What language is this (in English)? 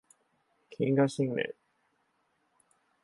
Japanese